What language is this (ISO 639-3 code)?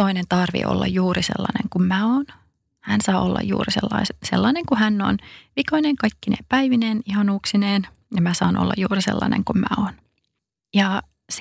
fin